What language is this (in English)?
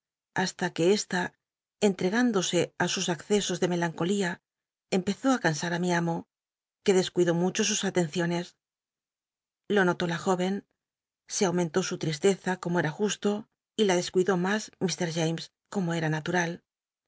Spanish